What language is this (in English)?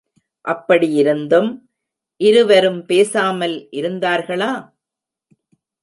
Tamil